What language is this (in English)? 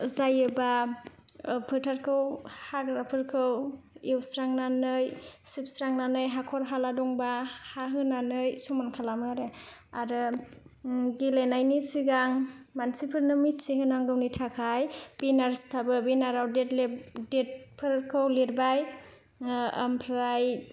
Bodo